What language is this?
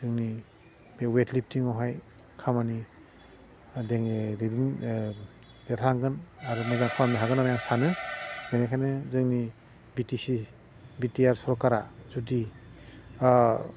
Bodo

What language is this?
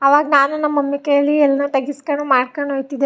Kannada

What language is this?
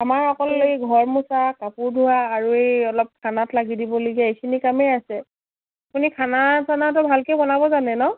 Assamese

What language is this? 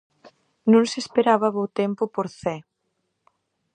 Galician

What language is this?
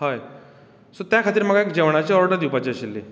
Konkani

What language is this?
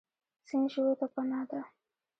Pashto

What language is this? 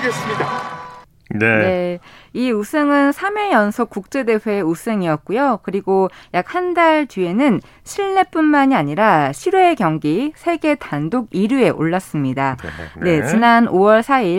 Korean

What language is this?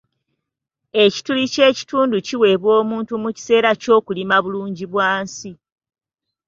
Ganda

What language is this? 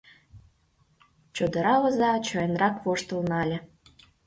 Mari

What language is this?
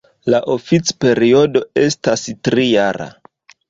Esperanto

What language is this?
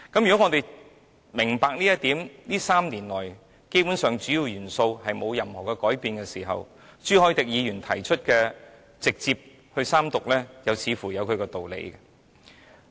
Cantonese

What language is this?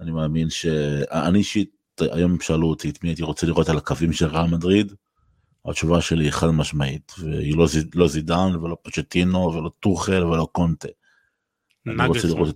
Hebrew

